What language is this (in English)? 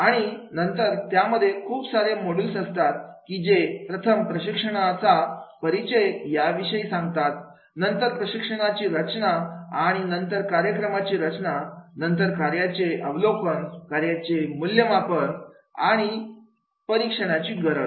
Marathi